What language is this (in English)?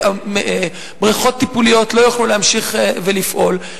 Hebrew